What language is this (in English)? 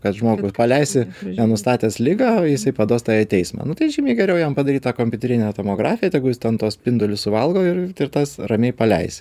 Lithuanian